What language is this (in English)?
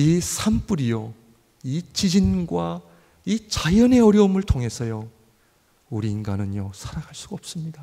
Korean